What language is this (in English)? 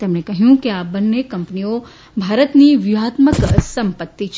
Gujarati